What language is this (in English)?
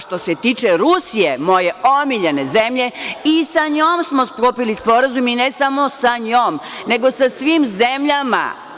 Serbian